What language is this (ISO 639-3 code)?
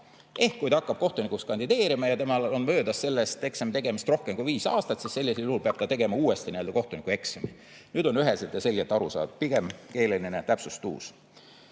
est